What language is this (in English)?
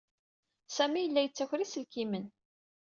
Kabyle